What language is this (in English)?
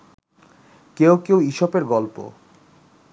Bangla